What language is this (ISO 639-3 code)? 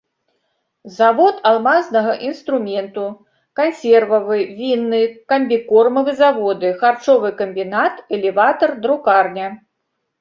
bel